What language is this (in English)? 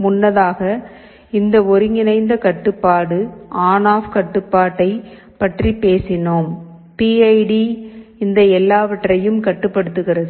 Tamil